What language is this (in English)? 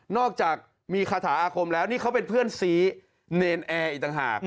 Thai